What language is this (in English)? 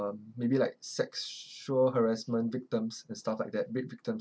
English